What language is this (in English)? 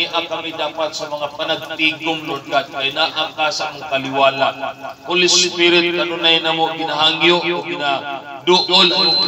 Filipino